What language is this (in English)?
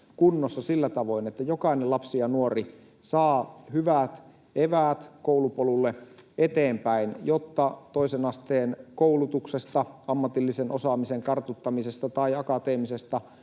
Finnish